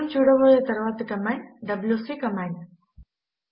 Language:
Telugu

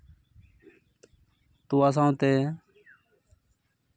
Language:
Santali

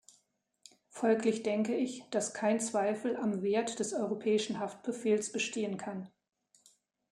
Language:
German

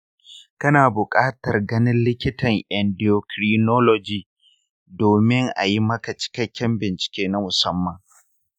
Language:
Hausa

